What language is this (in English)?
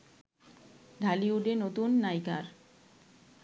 Bangla